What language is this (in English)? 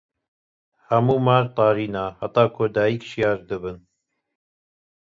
Kurdish